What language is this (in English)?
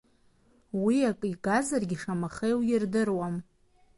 Abkhazian